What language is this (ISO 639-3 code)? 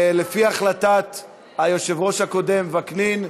heb